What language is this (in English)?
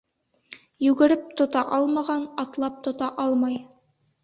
Bashkir